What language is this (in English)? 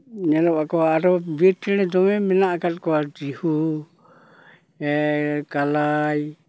Santali